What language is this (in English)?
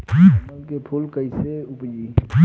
Bhojpuri